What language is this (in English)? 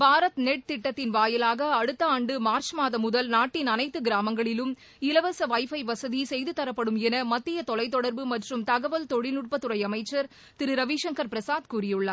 Tamil